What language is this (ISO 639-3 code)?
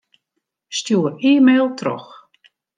fry